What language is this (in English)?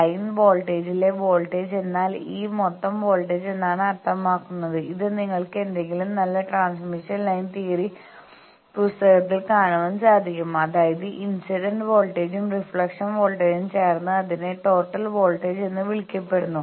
Malayalam